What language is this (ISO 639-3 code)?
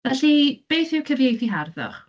cym